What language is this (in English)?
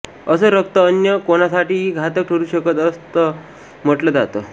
Marathi